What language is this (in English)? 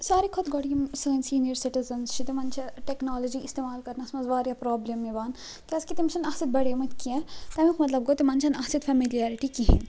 Kashmiri